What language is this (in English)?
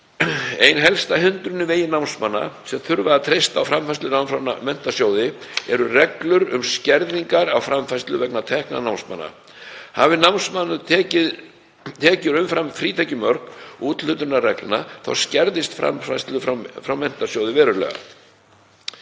Icelandic